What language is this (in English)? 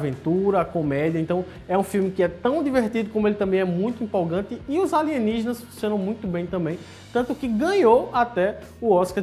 Portuguese